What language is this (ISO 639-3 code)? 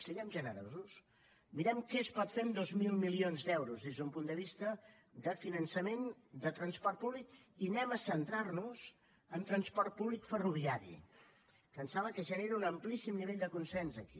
cat